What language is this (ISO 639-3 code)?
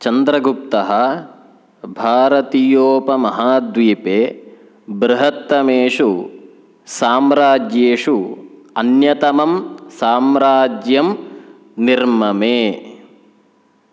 san